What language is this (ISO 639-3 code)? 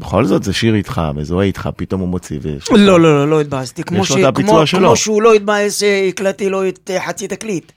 heb